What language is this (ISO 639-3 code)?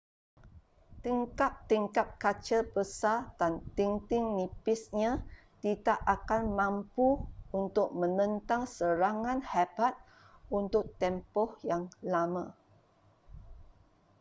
msa